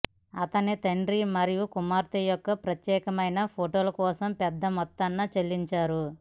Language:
Telugu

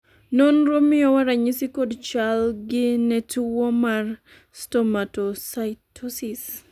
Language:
Luo (Kenya and Tanzania)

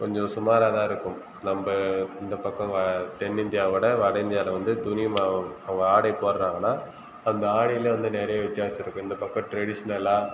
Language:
Tamil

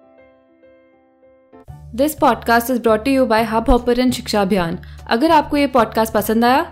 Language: Hindi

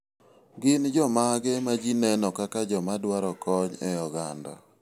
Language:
Luo (Kenya and Tanzania)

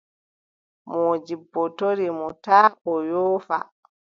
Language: Adamawa Fulfulde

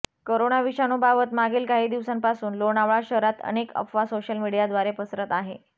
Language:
Marathi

